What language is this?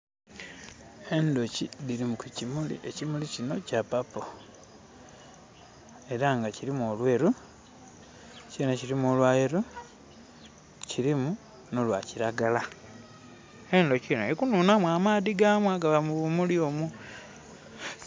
Soga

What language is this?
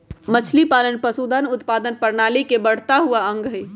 Magahi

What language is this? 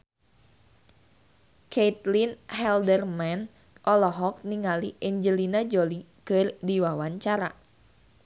Sundanese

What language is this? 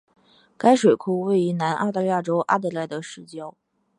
Chinese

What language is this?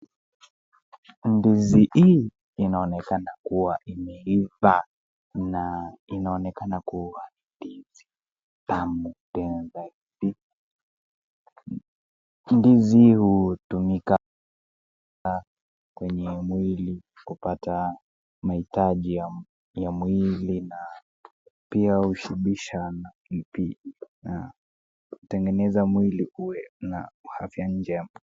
Swahili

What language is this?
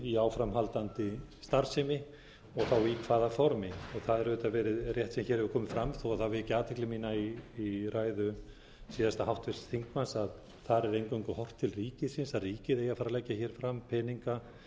Icelandic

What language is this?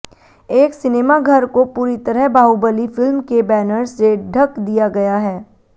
Hindi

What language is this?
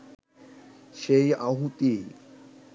Bangla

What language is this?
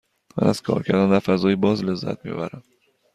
Persian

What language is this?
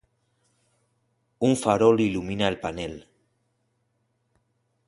Spanish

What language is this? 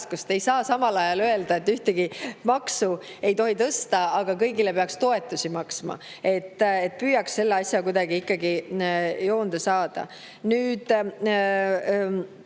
Estonian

